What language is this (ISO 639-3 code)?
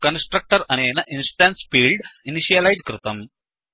san